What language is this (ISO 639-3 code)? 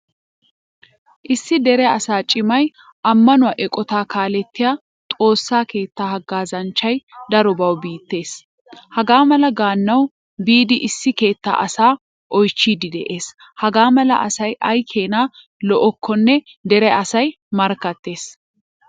wal